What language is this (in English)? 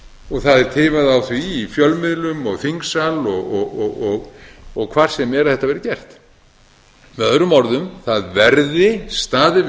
Icelandic